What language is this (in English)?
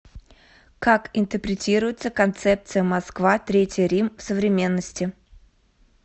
Russian